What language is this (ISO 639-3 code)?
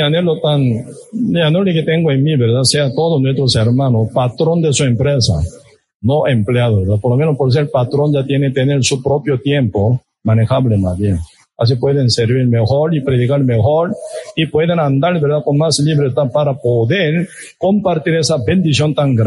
spa